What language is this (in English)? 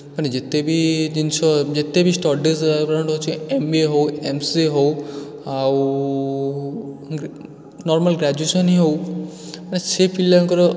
Odia